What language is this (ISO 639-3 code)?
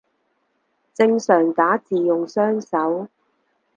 yue